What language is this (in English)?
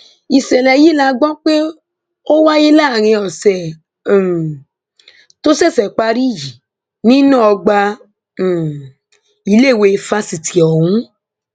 Yoruba